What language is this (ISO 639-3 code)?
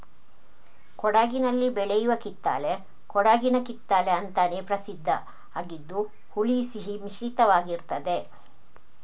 kan